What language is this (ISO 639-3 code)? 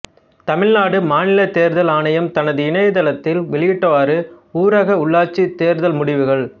tam